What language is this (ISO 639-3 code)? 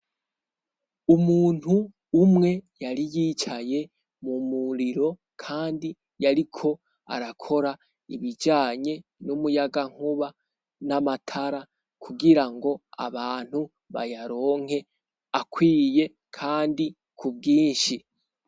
run